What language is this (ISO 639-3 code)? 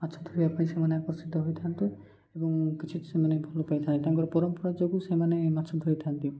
ori